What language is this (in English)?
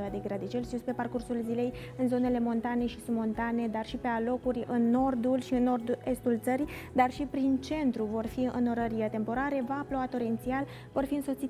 Romanian